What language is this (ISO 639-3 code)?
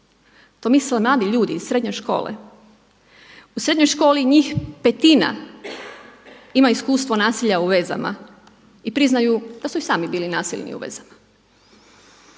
hrv